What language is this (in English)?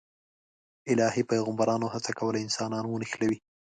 Pashto